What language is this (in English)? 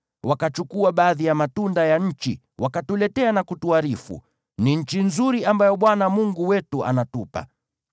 Swahili